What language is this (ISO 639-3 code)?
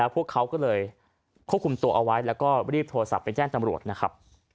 tha